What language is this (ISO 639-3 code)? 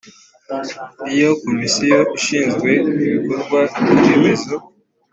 kin